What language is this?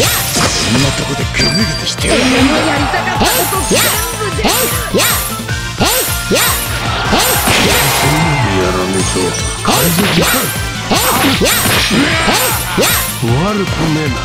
Japanese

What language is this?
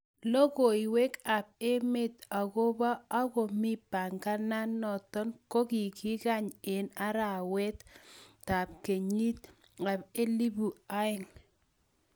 Kalenjin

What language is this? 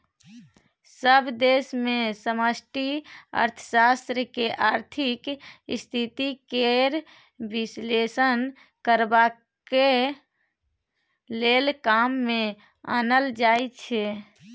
Maithili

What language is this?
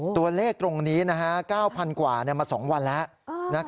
Thai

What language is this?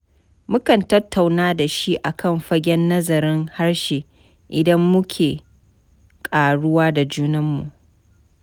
Hausa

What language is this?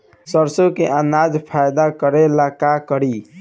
Bhojpuri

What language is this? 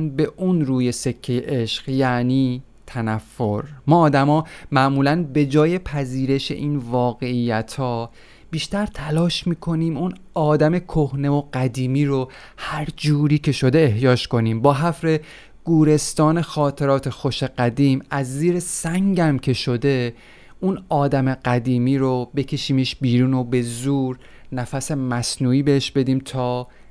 Persian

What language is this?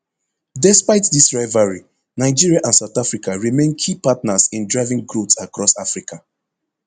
Nigerian Pidgin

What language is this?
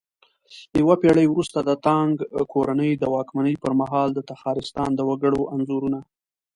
Pashto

